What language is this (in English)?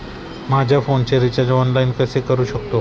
Marathi